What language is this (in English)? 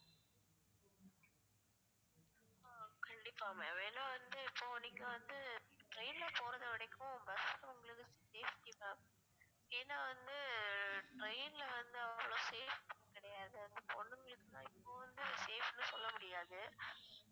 Tamil